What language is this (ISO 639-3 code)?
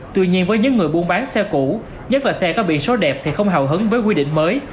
vie